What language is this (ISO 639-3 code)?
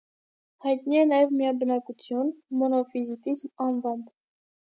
hye